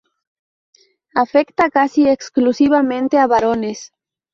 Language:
Spanish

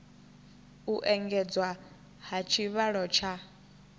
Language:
Venda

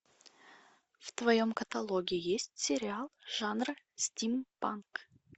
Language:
Russian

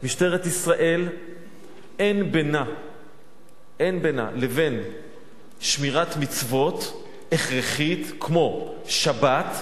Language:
Hebrew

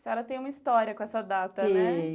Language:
Portuguese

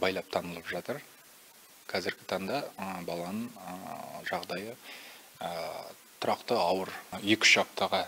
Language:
Russian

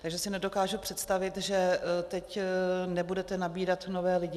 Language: Czech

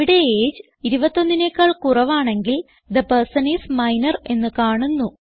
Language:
Malayalam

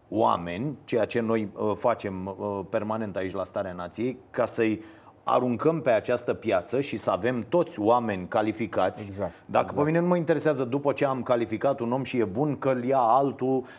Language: Romanian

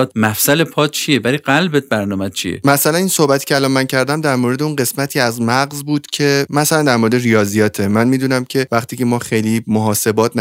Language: Persian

